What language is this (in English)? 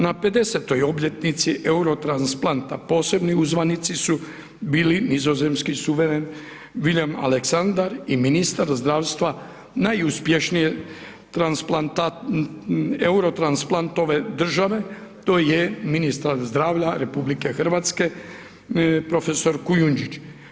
Croatian